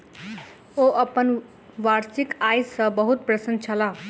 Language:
Maithili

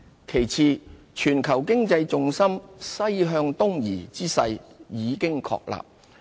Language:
Cantonese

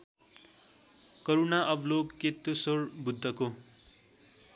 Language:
Nepali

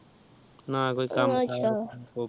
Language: Punjabi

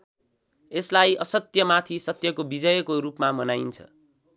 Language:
Nepali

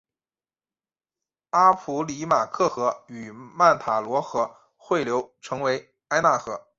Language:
Chinese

